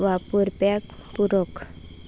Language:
Konkani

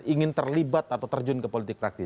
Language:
Indonesian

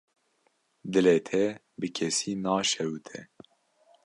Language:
Kurdish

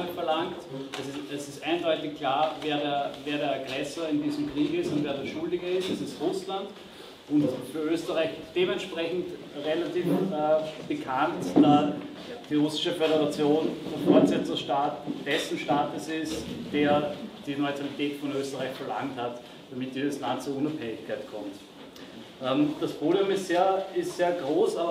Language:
German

